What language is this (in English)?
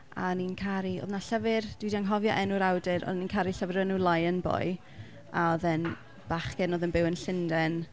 Welsh